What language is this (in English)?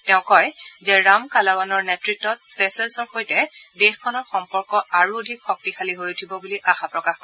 Assamese